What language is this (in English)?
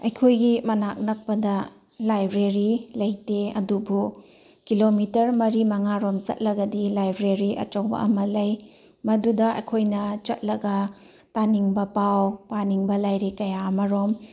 Manipuri